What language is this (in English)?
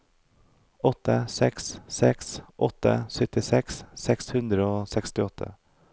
Norwegian